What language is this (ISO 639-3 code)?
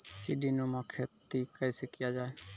mai